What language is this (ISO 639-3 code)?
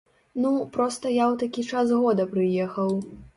bel